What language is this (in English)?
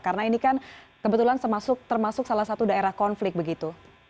Indonesian